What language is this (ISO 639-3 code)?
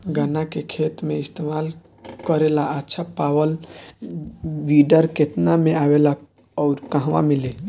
bho